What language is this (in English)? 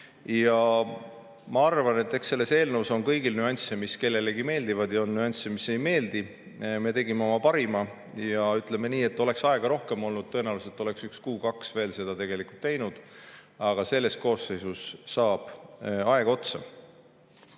Estonian